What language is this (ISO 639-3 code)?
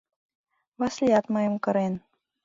chm